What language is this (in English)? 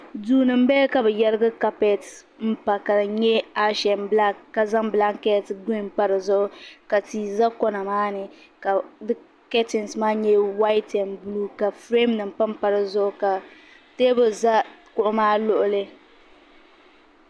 Dagbani